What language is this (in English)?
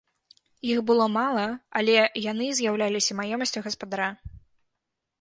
Belarusian